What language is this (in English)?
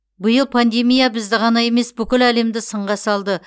Kazakh